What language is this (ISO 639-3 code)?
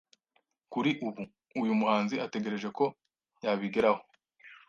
kin